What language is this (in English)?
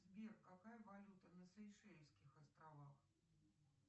Russian